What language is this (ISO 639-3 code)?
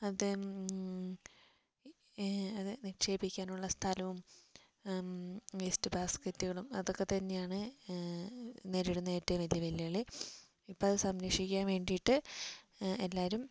mal